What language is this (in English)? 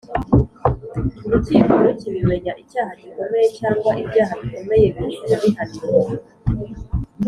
Kinyarwanda